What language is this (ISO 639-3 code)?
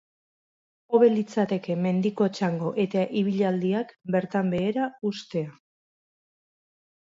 eus